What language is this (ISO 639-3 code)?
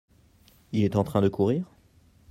fra